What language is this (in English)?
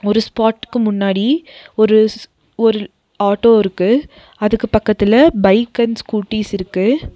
Tamil